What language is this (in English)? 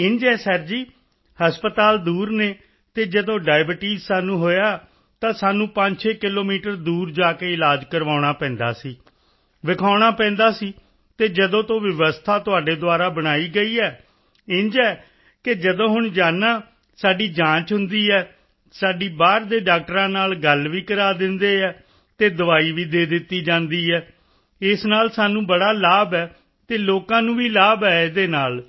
Punjabi